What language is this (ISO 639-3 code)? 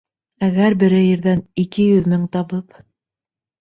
bak